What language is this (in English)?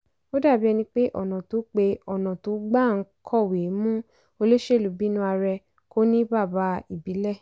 Yoruba